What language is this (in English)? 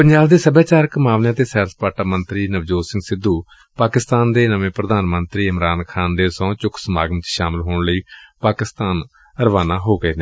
Punjabi